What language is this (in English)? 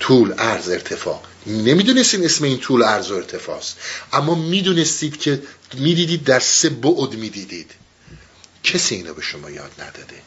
Persian